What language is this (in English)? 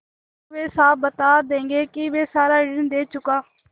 Hindi